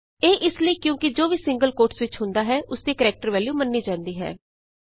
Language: Punjabi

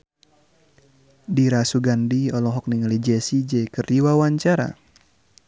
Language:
Sundanese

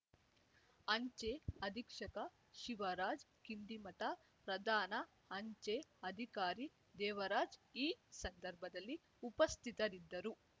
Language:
Kannada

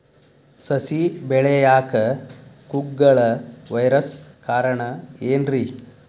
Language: Kannada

